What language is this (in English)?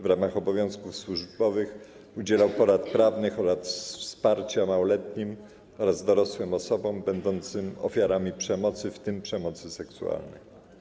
Polish